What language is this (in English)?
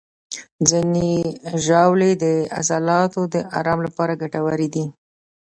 Pashto